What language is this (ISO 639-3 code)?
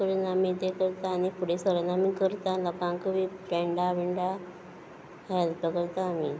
kok